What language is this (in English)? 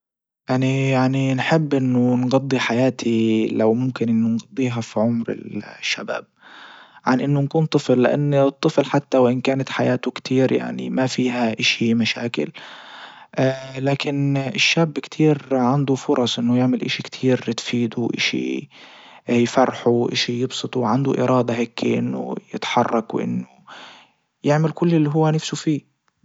Libyan Arabic